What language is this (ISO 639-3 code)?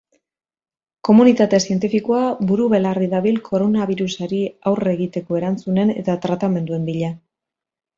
eus